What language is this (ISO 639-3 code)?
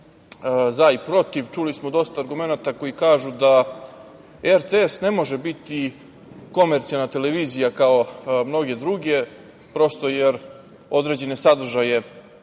srp